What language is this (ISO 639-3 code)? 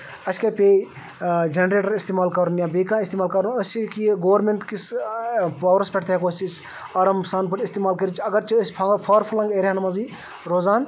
kas